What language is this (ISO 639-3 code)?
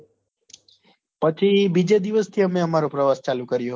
guj